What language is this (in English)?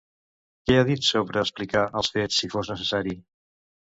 Catalan